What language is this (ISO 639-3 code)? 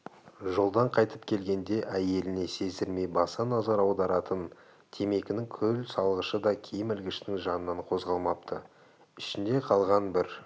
kaz